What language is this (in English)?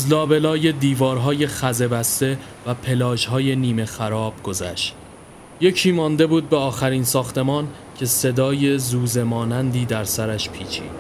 Persian